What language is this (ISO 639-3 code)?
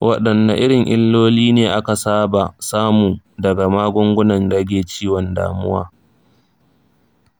hau